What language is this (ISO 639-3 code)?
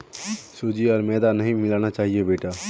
mag